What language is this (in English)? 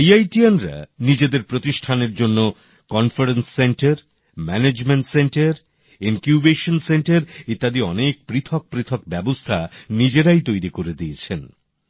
Bangla